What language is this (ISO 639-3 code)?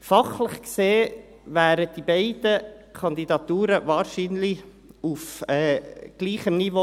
gsw